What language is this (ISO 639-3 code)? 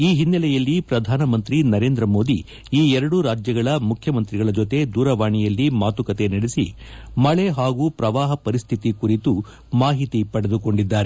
kan